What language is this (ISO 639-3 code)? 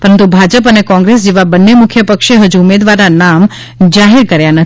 guj